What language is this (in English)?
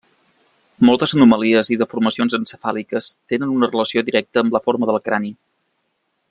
Catalan